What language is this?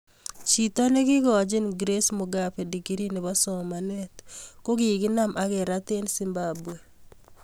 Kalenjin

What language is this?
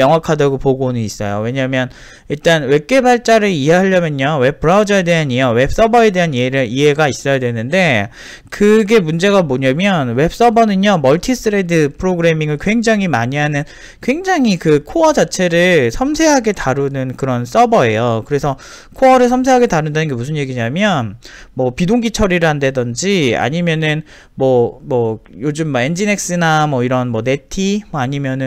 Korean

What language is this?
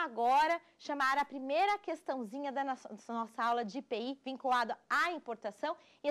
Portuguese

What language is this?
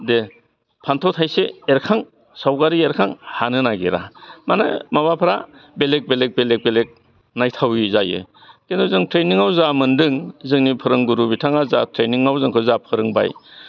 Bodo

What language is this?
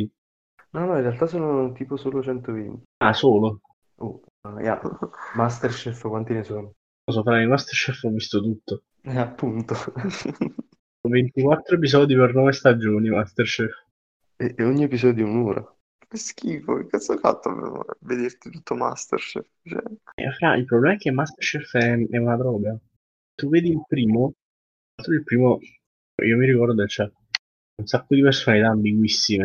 Italian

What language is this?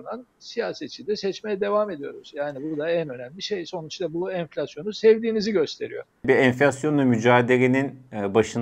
Turkish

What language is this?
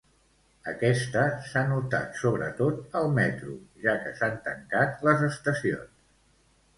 Catalan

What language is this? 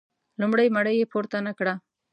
Pashto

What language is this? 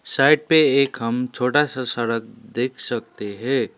Hindi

